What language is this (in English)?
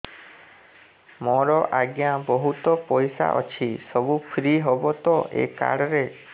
Odia